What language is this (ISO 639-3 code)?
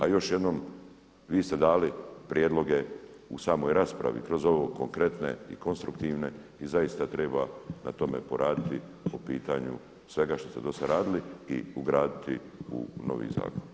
hrv